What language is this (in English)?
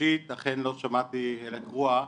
Hebrew